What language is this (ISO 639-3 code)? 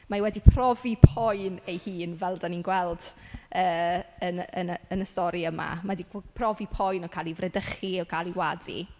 cym